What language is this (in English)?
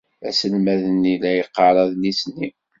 Kabyle